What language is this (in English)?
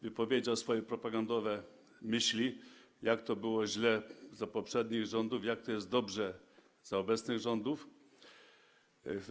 Polish